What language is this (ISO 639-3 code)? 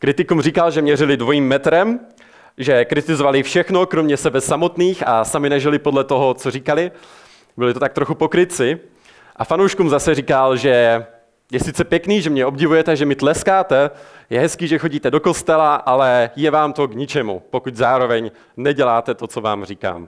ces